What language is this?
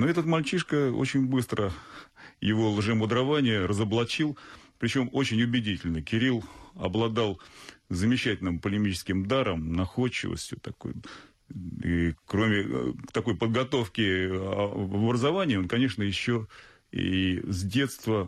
Russian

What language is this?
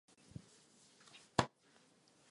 Czech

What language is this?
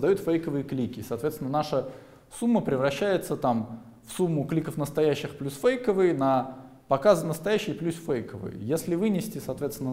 Russian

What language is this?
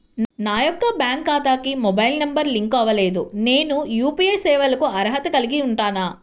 Telugu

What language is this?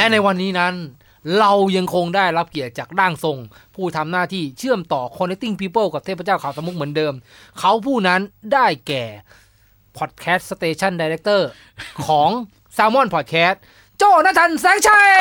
Thai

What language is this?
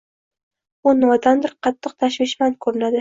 Uzbek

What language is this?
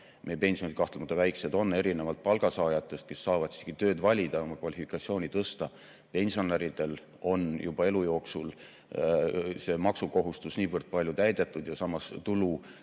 Estonian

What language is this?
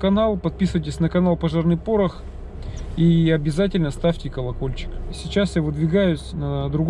Russian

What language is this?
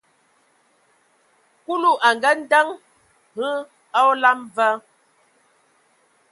Ewondo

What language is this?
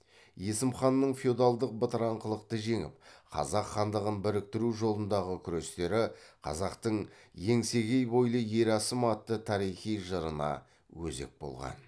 Kazakh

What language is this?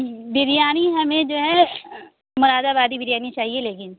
Urdu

